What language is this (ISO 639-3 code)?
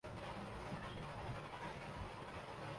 urd